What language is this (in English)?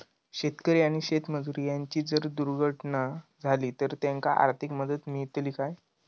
Marathi